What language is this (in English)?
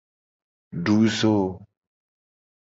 Gen